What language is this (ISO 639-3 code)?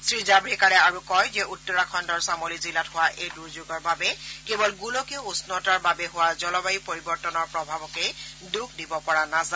asm